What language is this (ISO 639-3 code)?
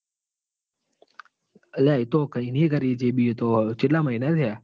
guj